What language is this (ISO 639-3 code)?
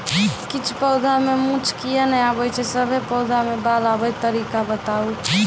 mai